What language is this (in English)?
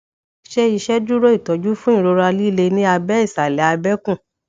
Yoruba